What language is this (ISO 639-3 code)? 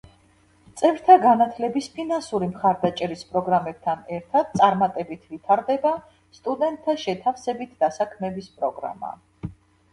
kat